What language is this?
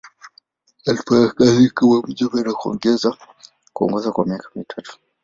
Swahili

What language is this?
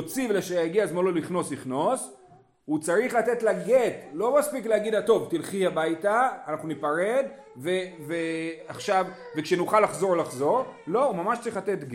Hebrew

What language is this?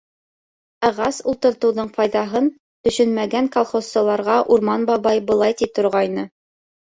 Bashkir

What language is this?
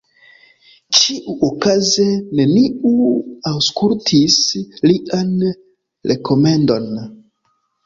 Esperanto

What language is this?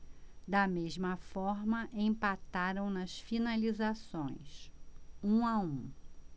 Portuguese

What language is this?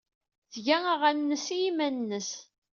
Kabyle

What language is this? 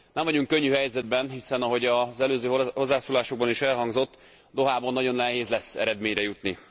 Hungarian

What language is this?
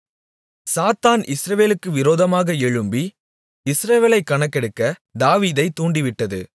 Tamil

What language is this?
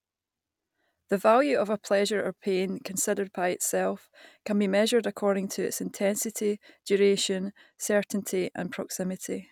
English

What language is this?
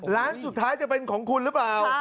Thai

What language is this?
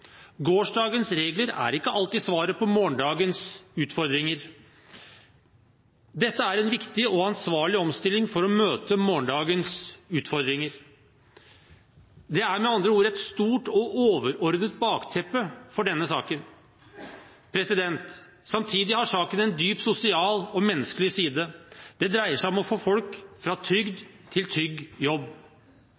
Norwegian Bokmål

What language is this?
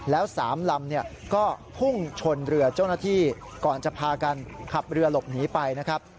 Thai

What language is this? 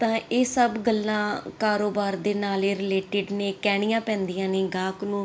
Punjabi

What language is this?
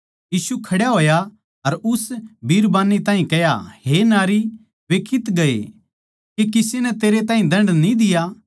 Haryanvi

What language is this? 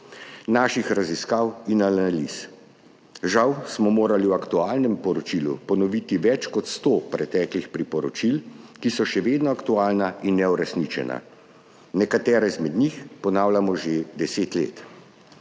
Slovenian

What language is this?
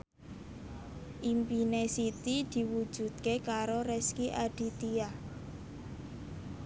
Javanese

